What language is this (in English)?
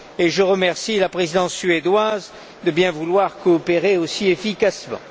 French